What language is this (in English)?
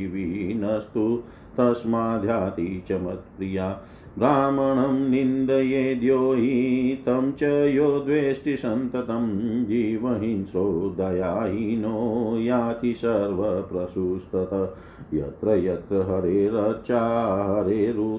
Hindi